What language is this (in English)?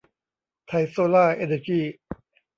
Thai